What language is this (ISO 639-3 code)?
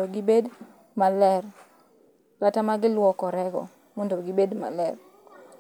luo